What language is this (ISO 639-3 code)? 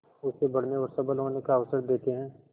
hin